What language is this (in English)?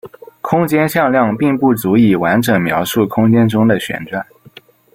Chinese